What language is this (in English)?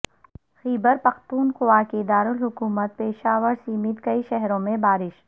Urdu